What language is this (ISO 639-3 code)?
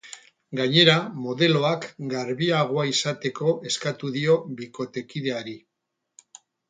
eus